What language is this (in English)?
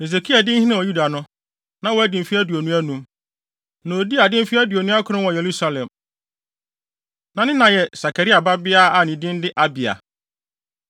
Akan